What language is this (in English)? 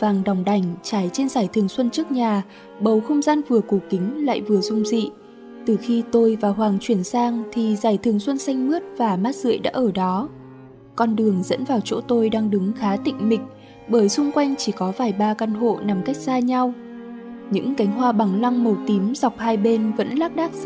Vietnamese